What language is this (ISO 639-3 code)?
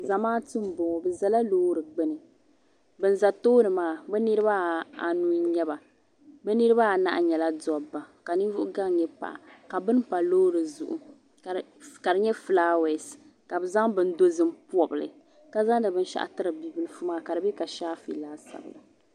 dag